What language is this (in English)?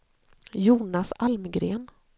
Swedish